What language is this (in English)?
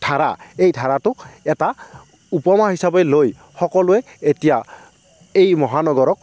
Assamese